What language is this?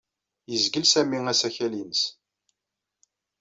Kabyle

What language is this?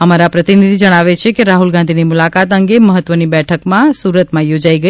Gujarati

